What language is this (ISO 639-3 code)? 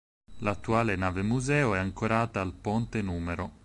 ita